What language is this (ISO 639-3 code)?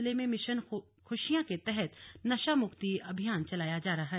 hin